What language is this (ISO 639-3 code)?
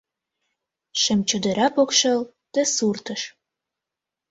chm